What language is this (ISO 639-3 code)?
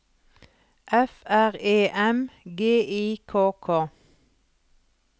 nor